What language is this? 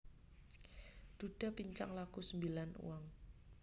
Javanese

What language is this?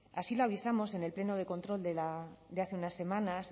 Spanish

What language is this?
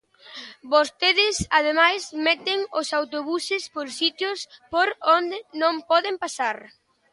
Galician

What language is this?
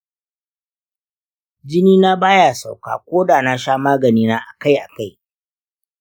Hausa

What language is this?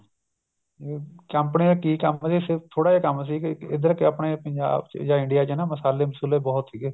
Punjabi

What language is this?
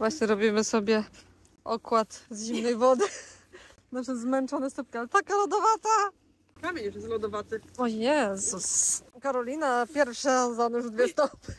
Polish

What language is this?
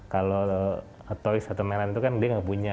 Indonesian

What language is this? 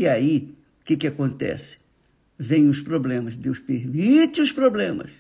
Portuguese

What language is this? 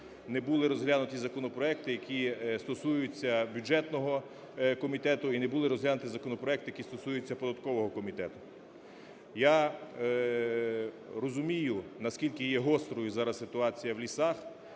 Ukrainian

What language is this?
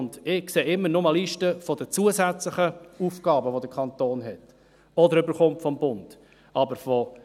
Swiss German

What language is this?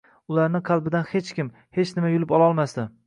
Uzbek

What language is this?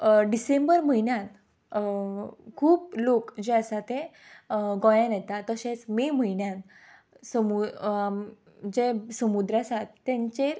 Konkani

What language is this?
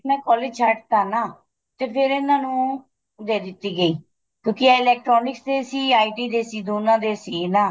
Punjabi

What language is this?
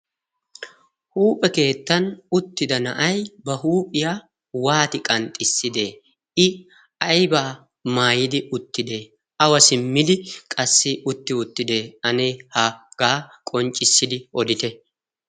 Wolaytta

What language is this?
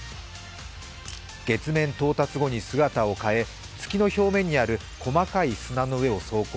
Japanese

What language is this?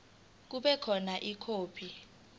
Zulu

